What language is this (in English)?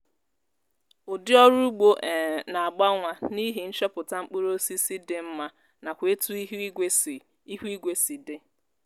Igbo